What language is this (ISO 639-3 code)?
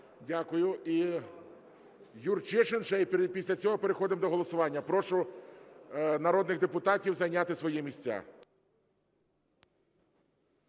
ukr